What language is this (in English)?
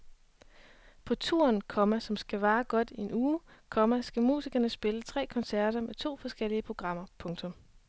Danish